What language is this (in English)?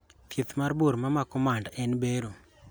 Luo (Kenya and Tanzania)